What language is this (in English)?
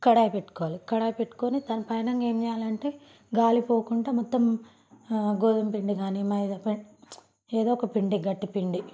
Telugu